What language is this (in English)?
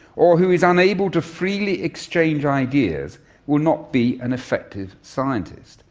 English